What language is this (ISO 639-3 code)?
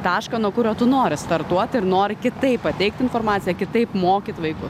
lit